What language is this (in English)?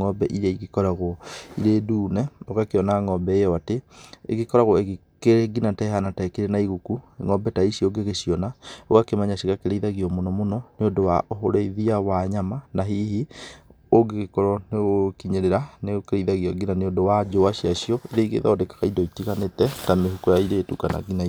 Kikuyu